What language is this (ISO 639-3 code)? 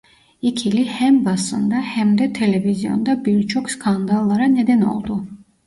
tur